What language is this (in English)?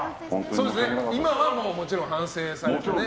Japanese